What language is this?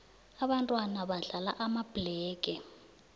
South Ndebele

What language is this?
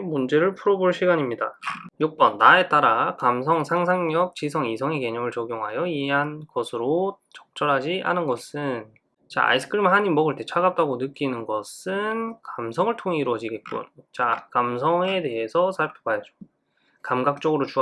Korean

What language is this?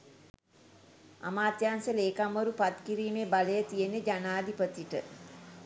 Sinhala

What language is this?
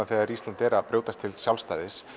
Icelandic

